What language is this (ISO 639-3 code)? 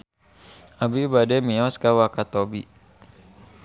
sun